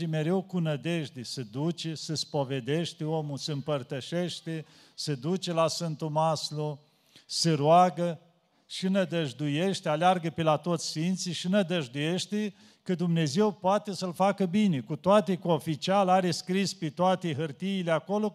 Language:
Romanian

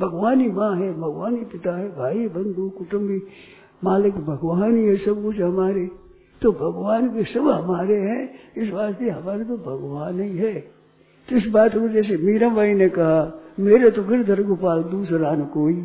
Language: Hindi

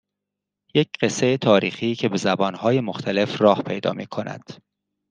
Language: Persian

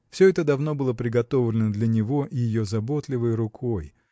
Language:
Russian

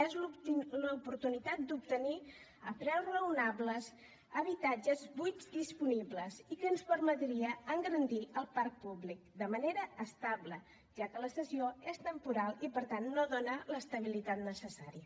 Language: Catalan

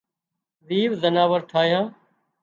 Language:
Wadiyara Koli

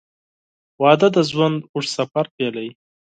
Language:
Pashto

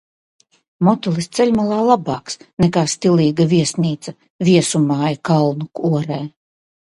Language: Latvian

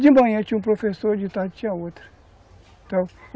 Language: Portuguese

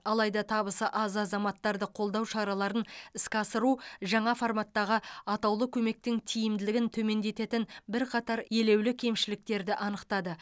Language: Kazakh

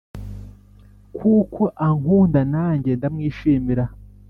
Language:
Kinyarwanda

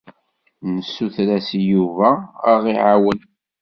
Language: Kabyle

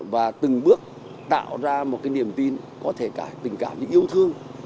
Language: Vietnamese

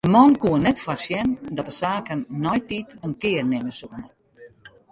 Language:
Western Frisian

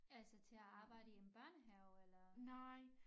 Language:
Danish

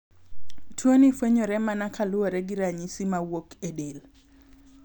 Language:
Luo (Kenya and Tanzania)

